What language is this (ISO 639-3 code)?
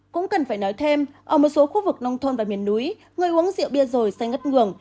vie